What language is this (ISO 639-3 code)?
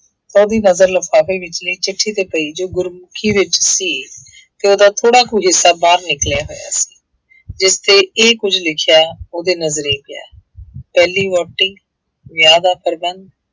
pan